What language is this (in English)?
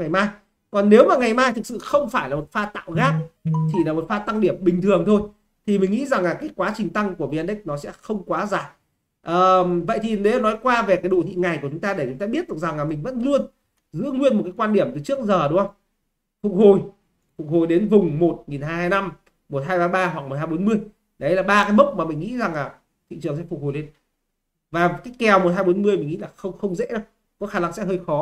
Vietnamese